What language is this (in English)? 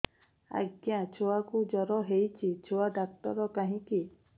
Odia